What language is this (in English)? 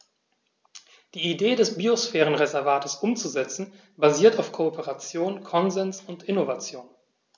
German